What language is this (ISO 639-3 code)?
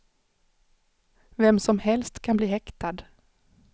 swe